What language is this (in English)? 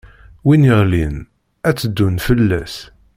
Kabyle